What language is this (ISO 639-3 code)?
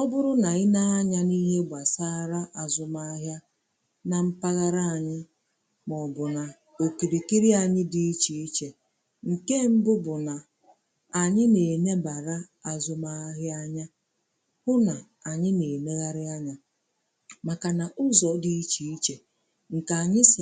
ibo